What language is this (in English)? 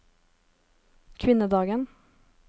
Norwegian